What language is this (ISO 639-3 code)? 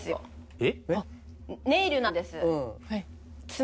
jpn